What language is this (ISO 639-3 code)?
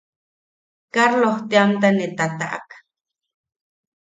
yaq